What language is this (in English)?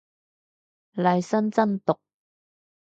Cantonese